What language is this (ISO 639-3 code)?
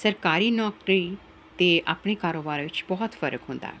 pan